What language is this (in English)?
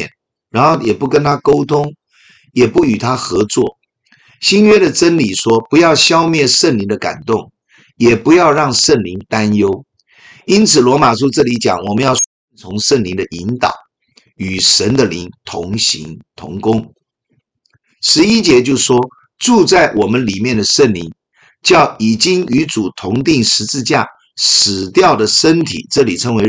Chinese